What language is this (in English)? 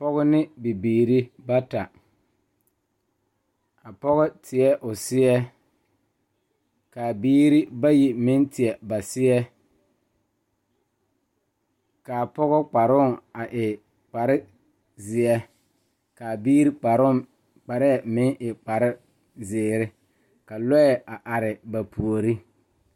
Southern Dagaare